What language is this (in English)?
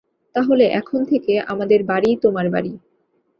Bangla